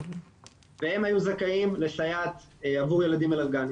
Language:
Hebrew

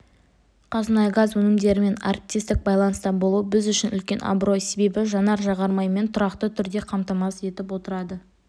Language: Kazakh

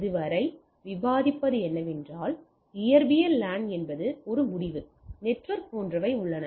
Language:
Tamil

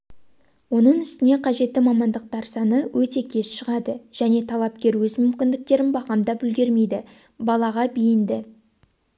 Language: Kazakh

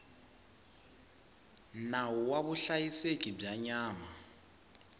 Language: Tsonga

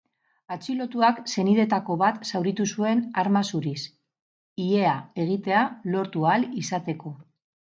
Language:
Basque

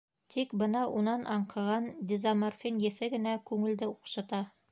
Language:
Bashkir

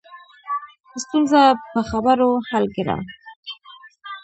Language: Pashto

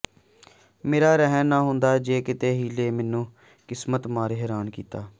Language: Punjabi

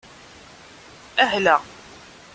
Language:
Kabyle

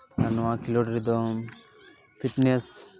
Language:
Santali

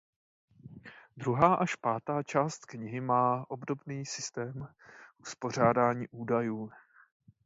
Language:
Czech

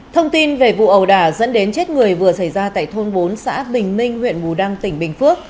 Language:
Vietnamese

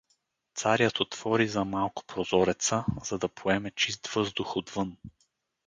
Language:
Bulgarian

